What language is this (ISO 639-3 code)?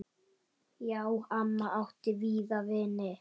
isl